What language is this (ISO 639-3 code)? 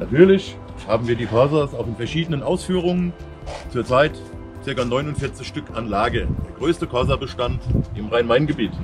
deu